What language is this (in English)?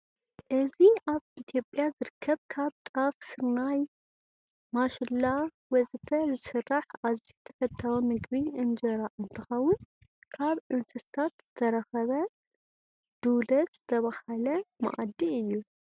Tigrinya